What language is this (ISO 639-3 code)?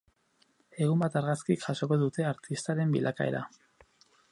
eus